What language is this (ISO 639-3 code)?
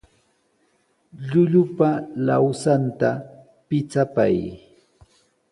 qws